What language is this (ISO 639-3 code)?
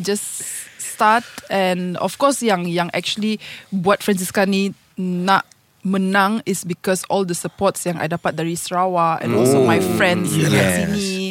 msa